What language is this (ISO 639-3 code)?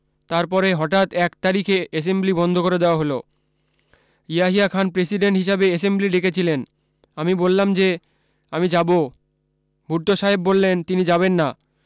ben